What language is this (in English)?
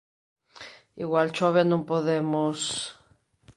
Galician